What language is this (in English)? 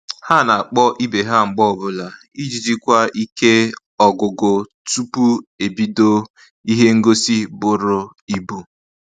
Igbo